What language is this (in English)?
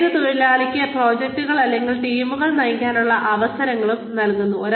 Malayalam